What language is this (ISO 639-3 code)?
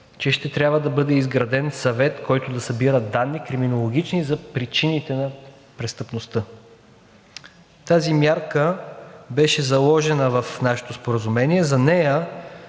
bul